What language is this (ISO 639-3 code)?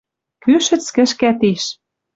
mrj